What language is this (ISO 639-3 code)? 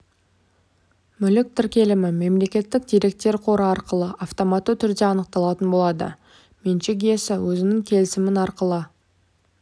kaz